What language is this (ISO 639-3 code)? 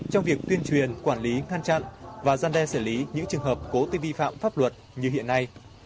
vie